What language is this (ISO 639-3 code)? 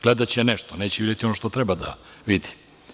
srp